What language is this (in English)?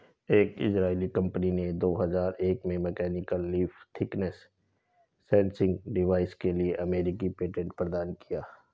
Hindi